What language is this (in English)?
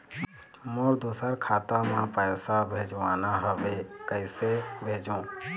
Chhattisgarhi